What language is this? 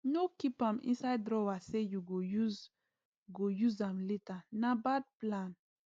Nigerian Pidgin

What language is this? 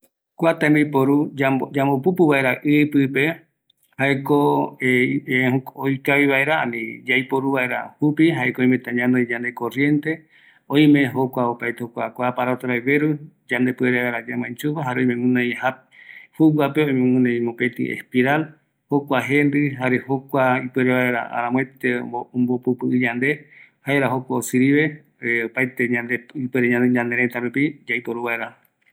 Eastern Bolivian Guaraní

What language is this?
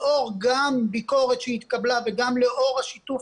Hebrew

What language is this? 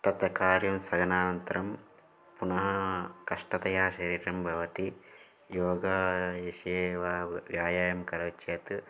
Sanskrit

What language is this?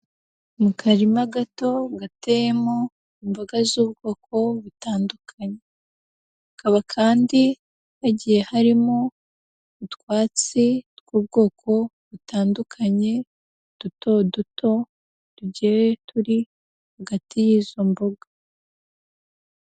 Kinyarwanda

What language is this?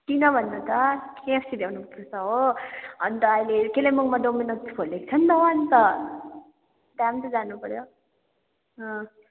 Nepali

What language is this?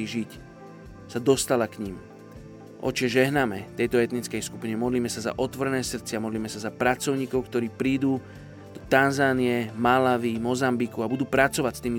Slovak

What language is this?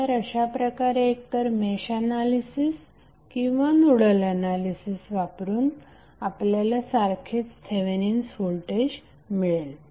Marathi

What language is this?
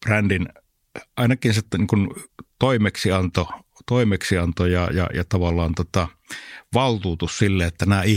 Finnish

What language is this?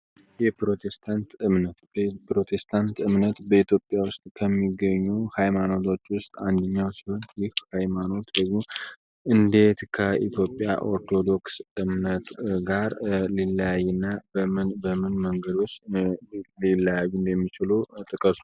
Amharic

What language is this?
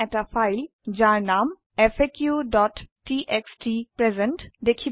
Assamese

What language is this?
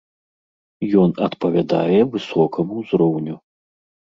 Belarusian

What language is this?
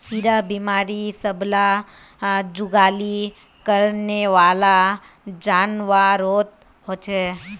Magahi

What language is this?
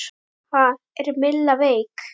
Icelandic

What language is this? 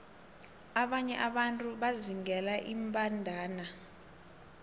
South Ndebele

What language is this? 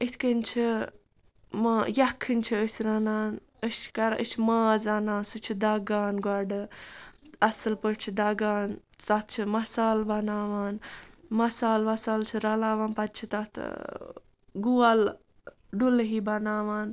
Kashmiri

